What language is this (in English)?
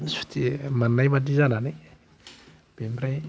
Bodo